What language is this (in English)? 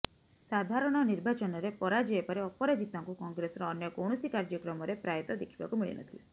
Odia